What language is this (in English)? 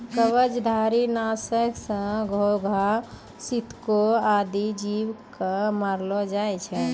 Maithili